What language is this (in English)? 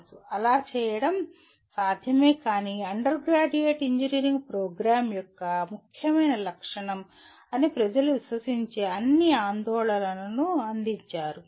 Telugu